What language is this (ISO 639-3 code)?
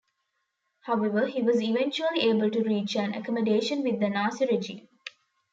eng